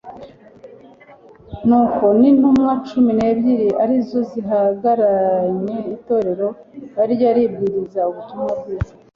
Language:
Kinyarwanda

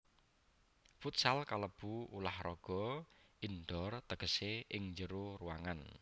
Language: Javanese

